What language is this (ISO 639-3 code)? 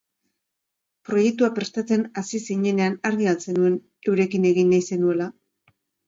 eus